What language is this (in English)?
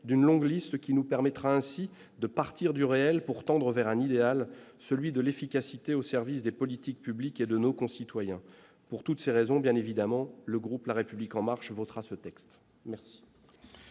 French